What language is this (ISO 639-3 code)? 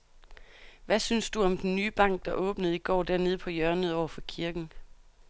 dan